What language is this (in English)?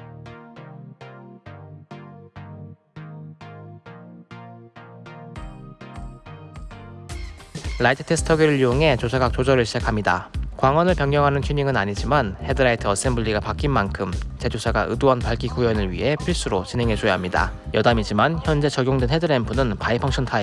Korean